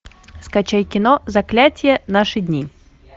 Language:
Russian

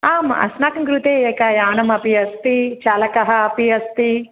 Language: Sanskrit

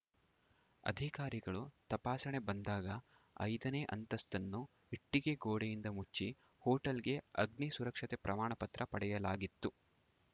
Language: Kannada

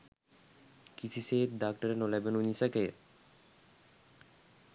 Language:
Sinhala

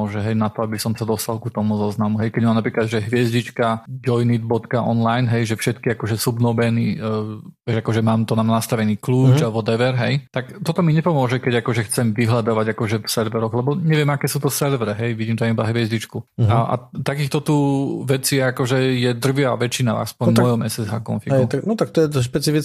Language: Slovak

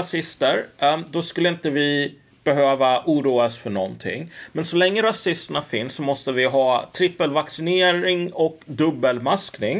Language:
Swedish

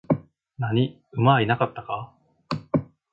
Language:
Japanese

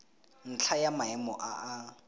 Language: Tswana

